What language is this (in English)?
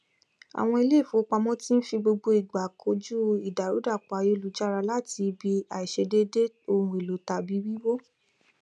Yoruba